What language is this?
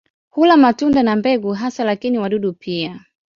Swahili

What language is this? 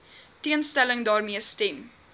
Afrikaans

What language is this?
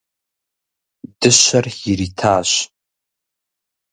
Kabardian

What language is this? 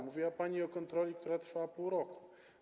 Polish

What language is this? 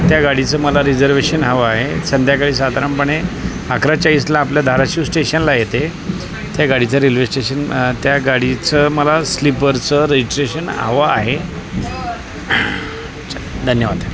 Marathi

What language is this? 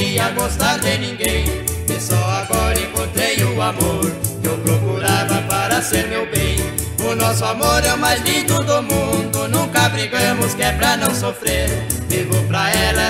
Portuguese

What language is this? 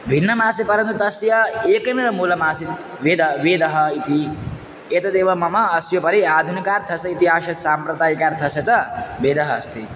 Sanskrit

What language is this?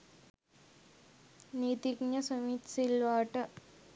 Sinhala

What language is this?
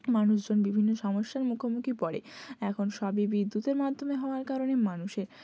Bangla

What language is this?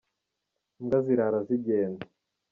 Kinyarwanda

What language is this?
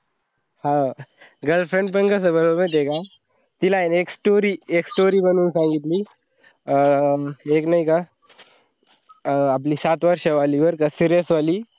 Marathi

